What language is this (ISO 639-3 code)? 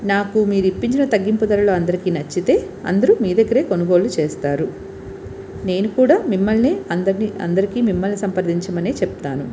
tel